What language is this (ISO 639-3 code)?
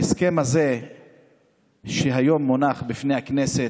heb